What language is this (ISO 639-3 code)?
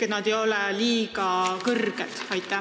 est